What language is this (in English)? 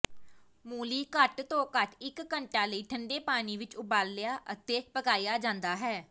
Punjabi